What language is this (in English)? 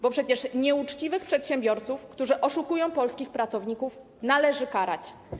Polish